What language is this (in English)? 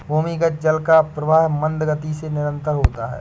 Hindi